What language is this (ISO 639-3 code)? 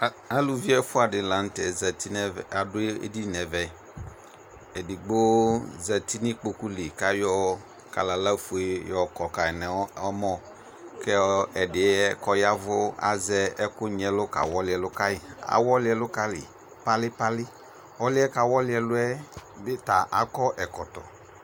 kpo